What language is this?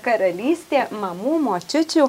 Lithuanian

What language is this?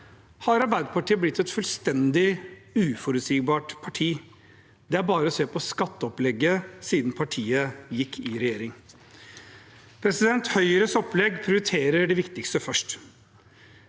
Norwegian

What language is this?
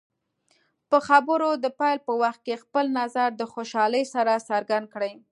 Pashto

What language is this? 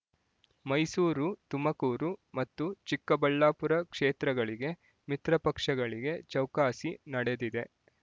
Kannada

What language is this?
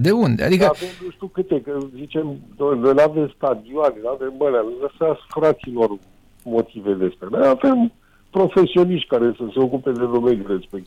Romanian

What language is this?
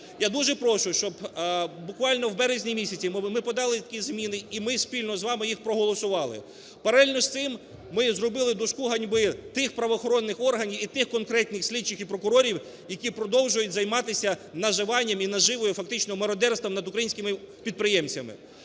Ukrainian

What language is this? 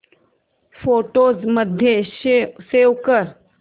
Marathi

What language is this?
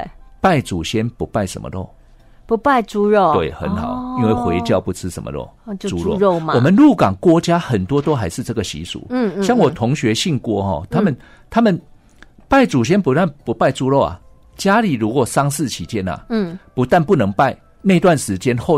Chinese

